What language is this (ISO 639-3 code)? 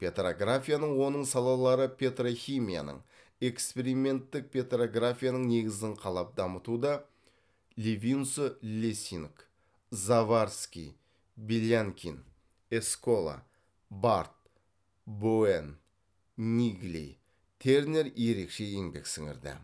kaz